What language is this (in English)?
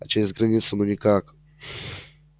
Russian